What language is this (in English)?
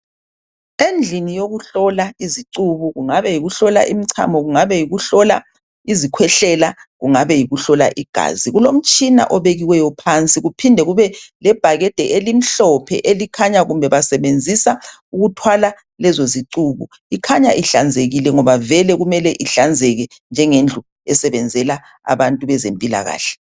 North Ndebele